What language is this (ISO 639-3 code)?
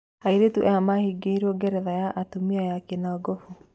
kik